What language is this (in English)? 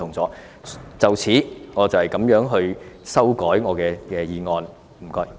Cantonese